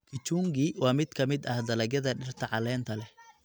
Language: Somali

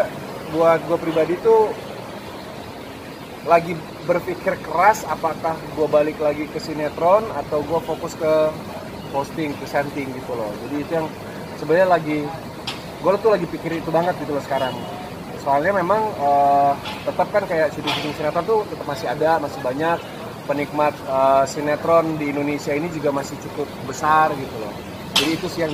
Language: Indonesian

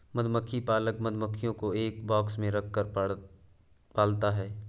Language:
Hindi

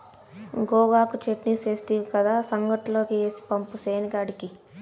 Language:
Telugu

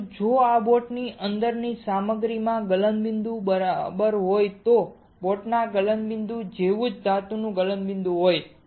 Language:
Gujarati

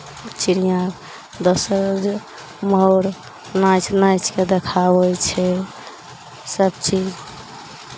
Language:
Maithili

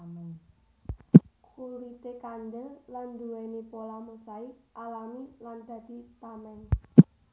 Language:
Javanese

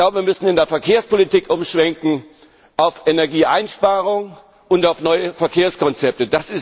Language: German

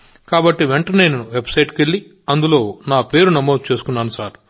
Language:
Telugu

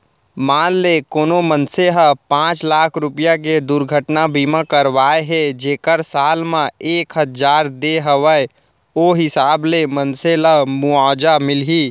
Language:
Chhattisgarhi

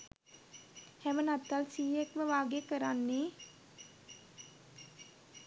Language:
Sinhala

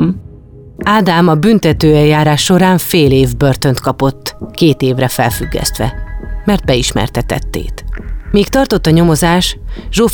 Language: Hungarian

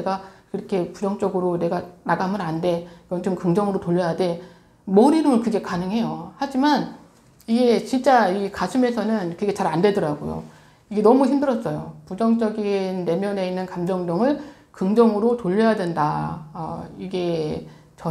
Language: Korean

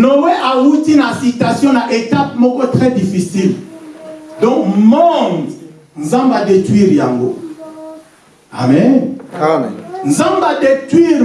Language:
French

